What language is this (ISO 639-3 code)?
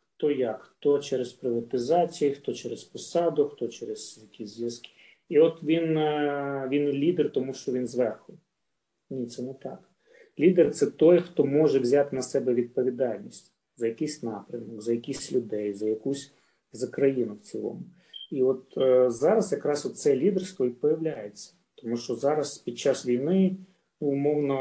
ukr